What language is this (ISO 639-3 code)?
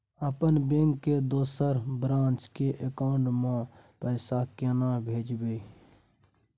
mai